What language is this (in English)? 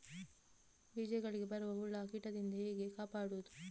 Kannada